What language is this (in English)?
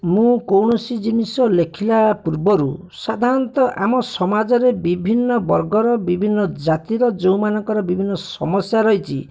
Odia